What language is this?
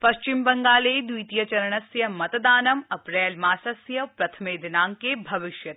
Sanskrit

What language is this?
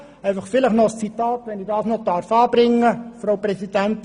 Swiss German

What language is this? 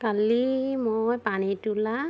Assamese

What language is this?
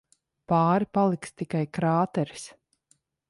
Latvian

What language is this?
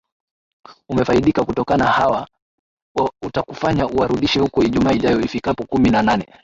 Swahili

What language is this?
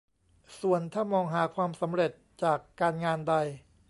Thai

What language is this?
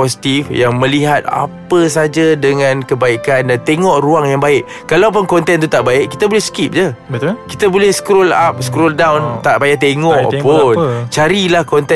Malay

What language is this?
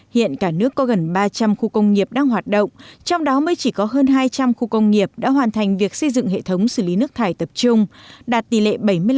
Vietnamese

